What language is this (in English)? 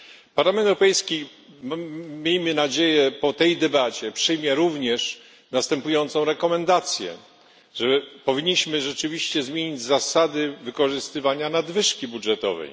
Polish